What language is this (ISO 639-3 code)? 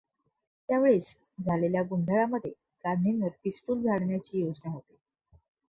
mar